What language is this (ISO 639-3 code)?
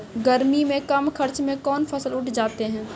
mai